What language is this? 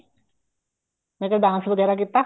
Punjabi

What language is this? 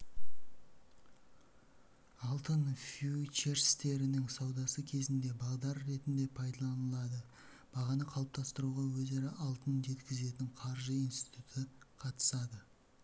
Kazakh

